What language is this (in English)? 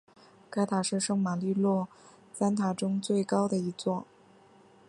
Chinese